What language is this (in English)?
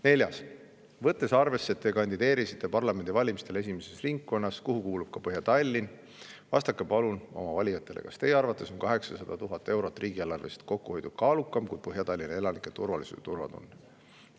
Estonian